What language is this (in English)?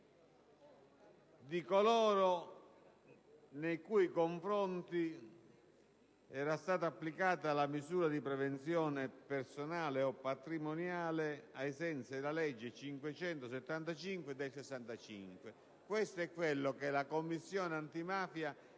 Italian